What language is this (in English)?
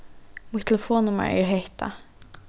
Faroese